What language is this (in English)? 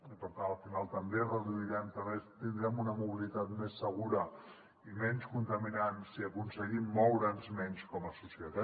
Catalan